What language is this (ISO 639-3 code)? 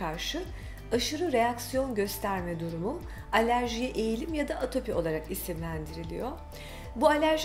tur